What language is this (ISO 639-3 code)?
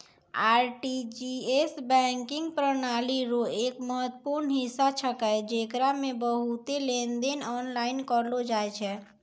mai